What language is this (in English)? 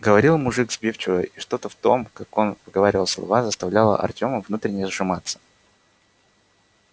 Russian